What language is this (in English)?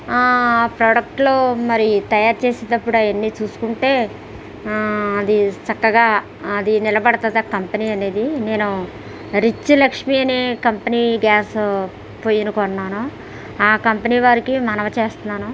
Telugu